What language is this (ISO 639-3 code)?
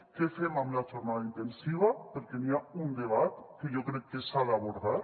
cat